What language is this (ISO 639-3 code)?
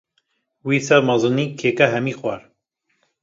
kur